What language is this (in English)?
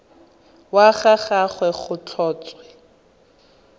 Tswana